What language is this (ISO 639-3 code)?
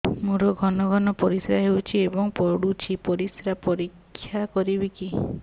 ori